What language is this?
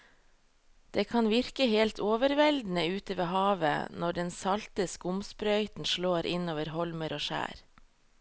Norwegian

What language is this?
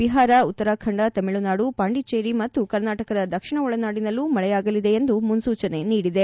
Kannada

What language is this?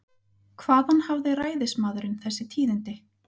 Icelandic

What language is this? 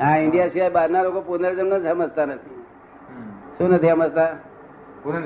Gujarati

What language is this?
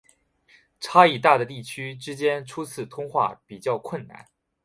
Chinese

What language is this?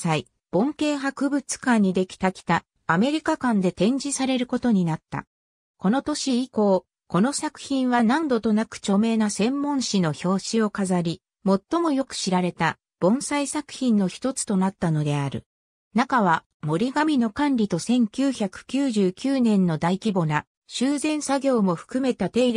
Japanese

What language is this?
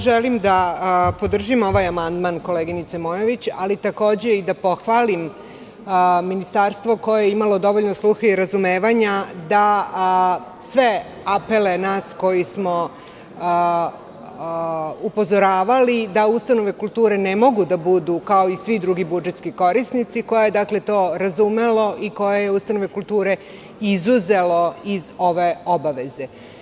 Serbian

